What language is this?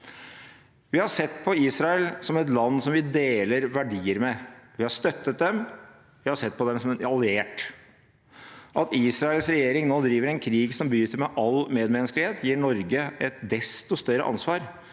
Norwegian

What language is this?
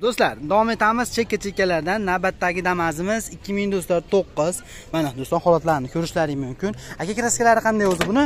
Turkish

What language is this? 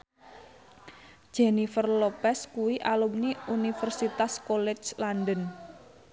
Javanese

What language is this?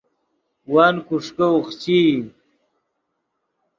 Yidgha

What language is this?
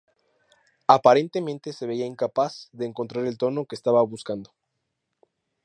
Spanish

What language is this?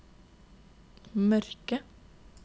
Norwegian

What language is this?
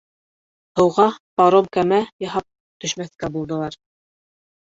Bashkir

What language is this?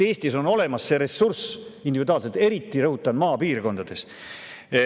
Estonian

